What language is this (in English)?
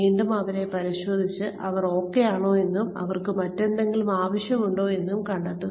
Malayalam